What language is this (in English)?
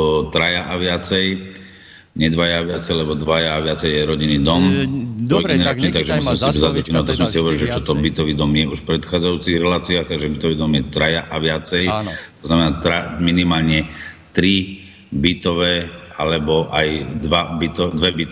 Slovak